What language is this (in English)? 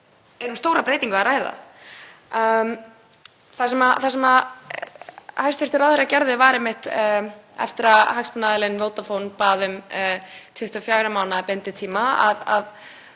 Icelandic